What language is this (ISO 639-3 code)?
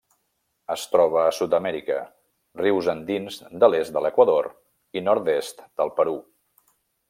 cat